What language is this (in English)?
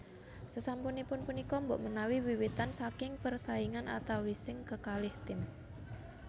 Javanese